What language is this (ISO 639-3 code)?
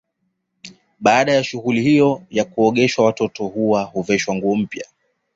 swa